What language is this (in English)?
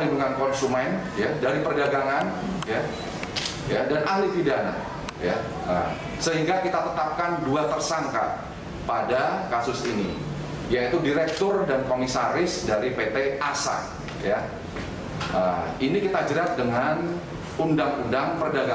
Indonesian